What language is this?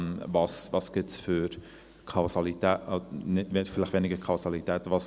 Swiss German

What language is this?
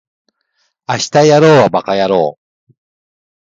Japanese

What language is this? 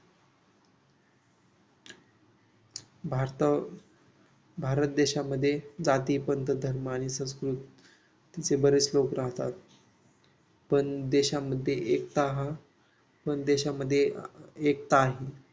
Marathi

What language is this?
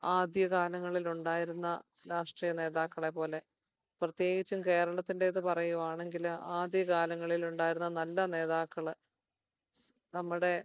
Malayalam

